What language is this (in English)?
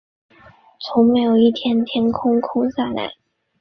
Chinese